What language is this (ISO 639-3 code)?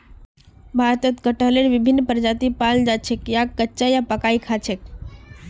mag